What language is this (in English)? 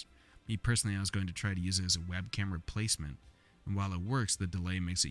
English